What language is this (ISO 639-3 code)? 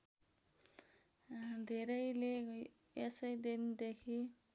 nep